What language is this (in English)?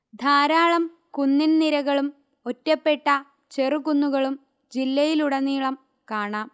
Malayalam